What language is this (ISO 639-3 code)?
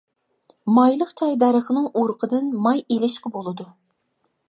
uig